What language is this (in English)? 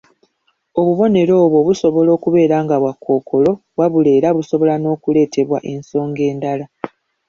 Ganda